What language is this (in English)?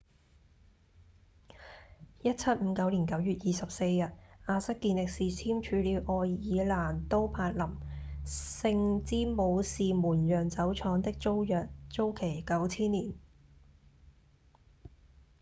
Cantonese